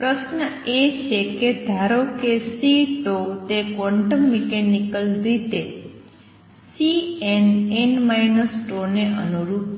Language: Gujarati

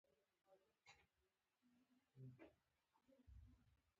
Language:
Pashto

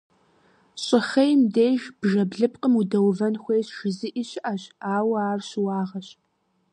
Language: Kabardian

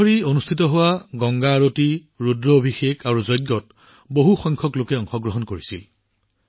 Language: Assamese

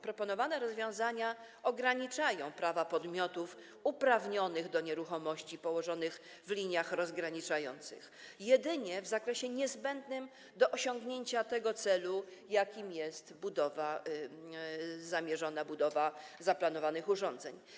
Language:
Polish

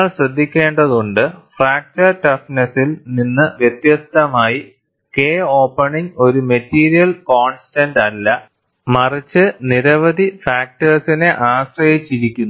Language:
Malayalam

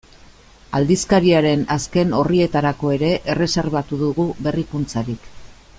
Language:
Basque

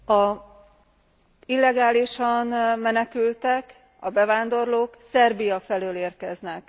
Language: Hungarian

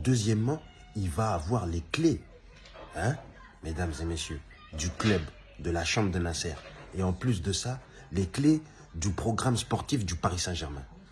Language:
French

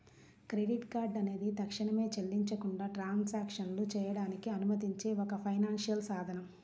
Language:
Telugu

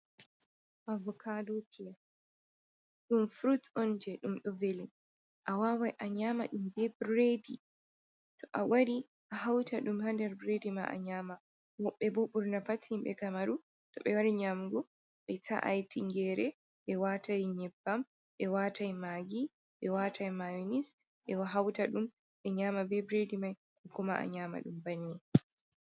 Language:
Fula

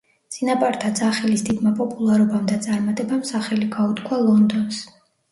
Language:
Georgian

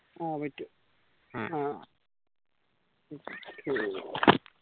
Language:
Malayalam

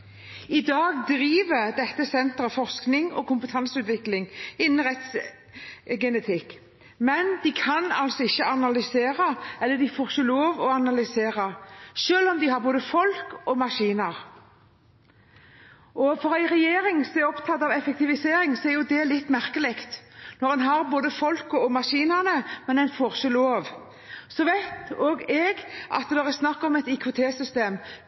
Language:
Norwegian Bokmål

